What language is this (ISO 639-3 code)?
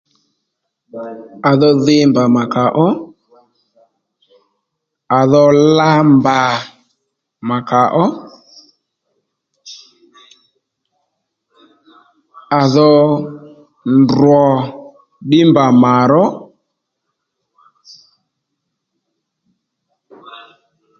led